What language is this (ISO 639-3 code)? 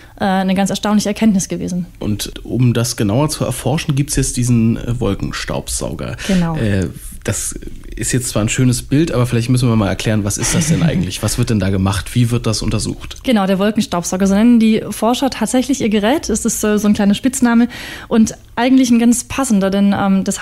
deu